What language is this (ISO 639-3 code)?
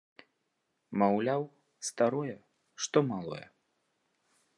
bel